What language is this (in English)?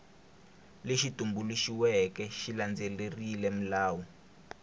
Tsonga